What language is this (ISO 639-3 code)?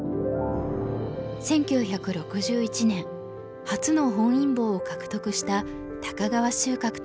jpn